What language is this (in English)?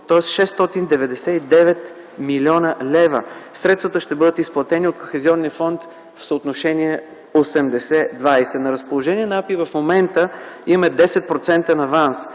Bulgarian